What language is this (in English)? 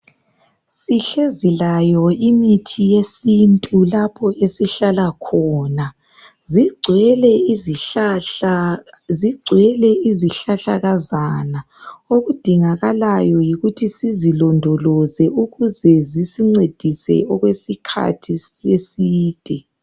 North Ndebele